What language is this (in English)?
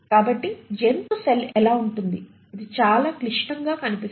Telugu